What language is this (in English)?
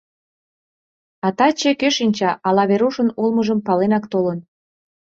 Mari